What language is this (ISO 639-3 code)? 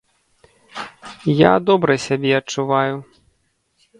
bel